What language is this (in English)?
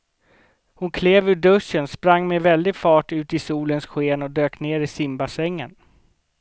Swedish